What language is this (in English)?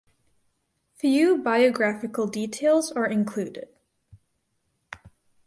English